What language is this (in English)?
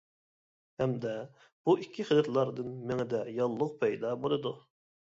Uyghur